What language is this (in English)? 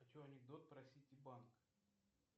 Russian